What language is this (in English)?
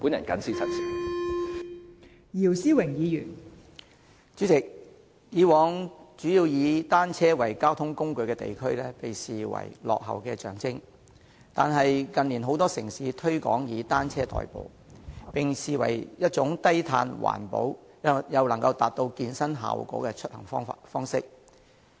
Cantonese